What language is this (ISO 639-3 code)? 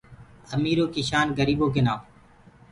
ggg